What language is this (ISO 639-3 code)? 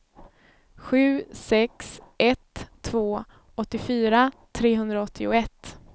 swe